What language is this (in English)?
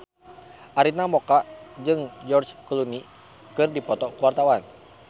Sundanese